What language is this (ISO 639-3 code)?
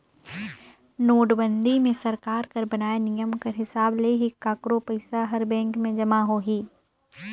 hne